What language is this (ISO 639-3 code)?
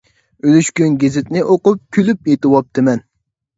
uig